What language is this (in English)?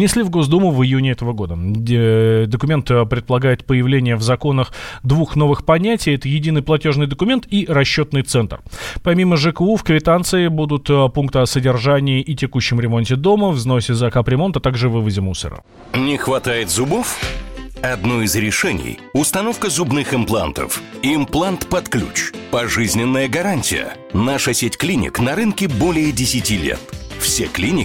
Russian